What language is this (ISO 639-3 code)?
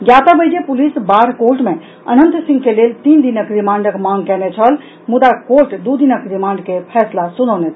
mai